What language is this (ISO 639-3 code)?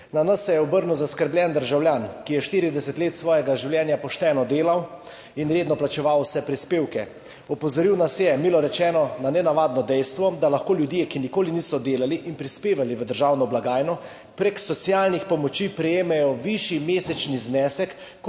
slv